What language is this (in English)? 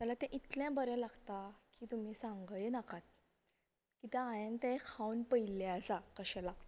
Konkani